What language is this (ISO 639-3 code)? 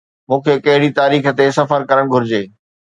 snd